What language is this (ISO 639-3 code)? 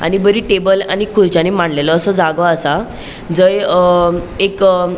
kok